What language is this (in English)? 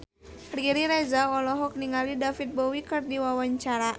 Sundanese